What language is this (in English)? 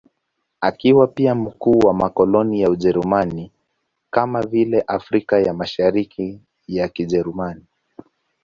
Swahili